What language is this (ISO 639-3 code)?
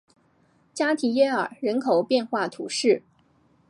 zho